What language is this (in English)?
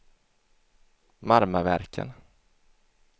Swedish